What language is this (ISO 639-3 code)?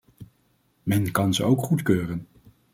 nld